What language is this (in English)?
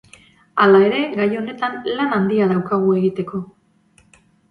Basque